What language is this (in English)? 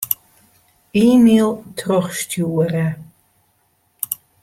Western Frisian